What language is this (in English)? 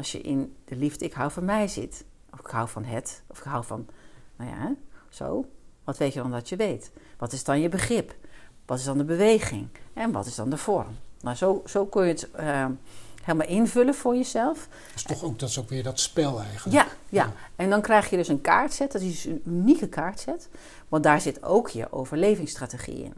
Dutch